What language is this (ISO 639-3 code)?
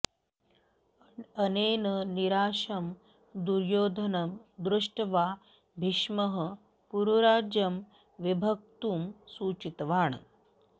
san